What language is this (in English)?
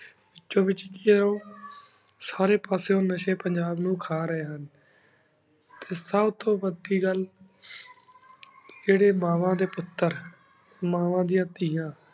Punjabi